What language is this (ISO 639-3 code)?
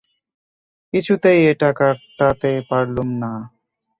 ben